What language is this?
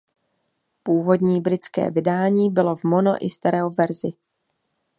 Czech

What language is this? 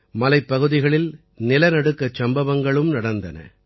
Tamil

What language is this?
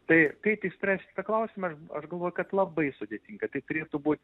Lithuanian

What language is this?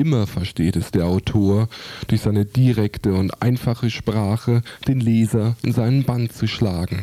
German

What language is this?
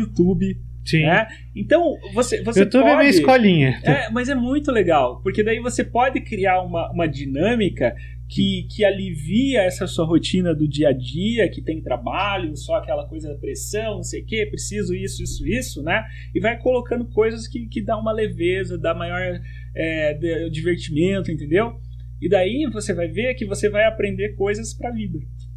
Portuguese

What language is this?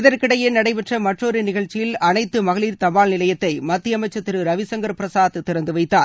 Tamil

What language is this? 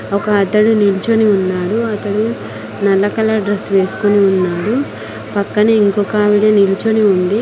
Telugu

